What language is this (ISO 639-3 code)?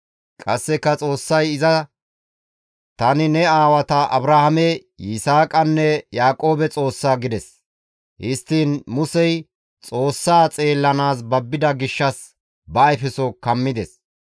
gmv